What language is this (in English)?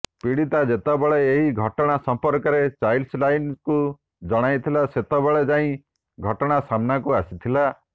Odia